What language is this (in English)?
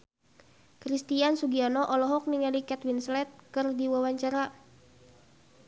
Sundanese